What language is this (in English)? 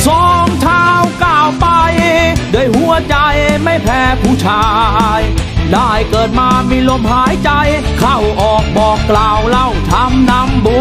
Thai